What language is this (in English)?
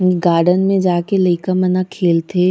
Chhattisgarhi